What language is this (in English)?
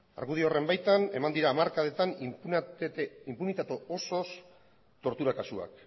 Basque